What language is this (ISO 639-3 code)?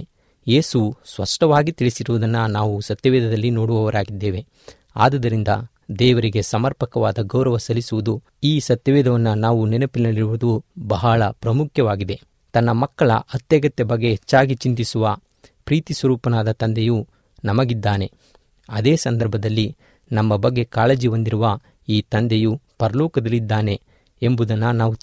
kan